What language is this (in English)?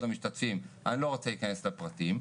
Hebrew